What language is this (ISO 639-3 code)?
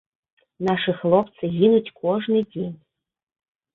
bel